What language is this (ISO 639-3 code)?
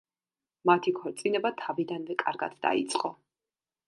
kat